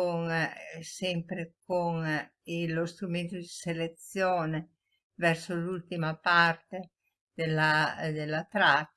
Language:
Italian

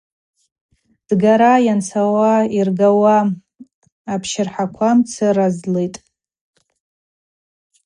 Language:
Abaza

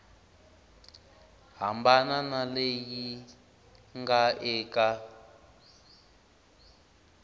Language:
Tsonga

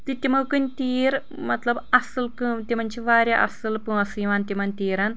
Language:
Kashmiri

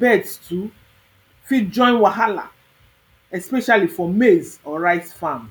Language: Nigerian Pidgin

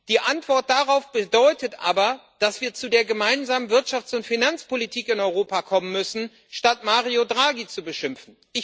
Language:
German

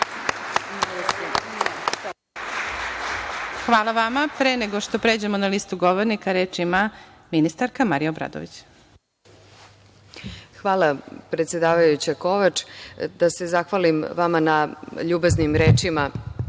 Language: Serbian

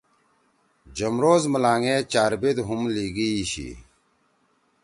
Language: Torwali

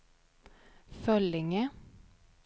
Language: Swedish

